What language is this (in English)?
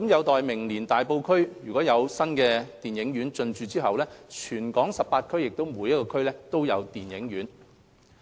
Cantonese